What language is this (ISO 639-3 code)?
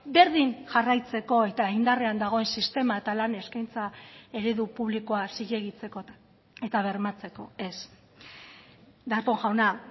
eus